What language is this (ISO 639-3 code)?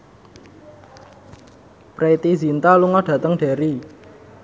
jav